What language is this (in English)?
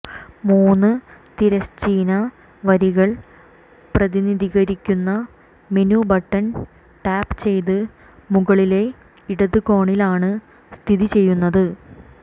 Malayalam